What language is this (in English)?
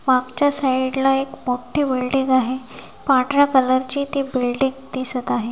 Marathi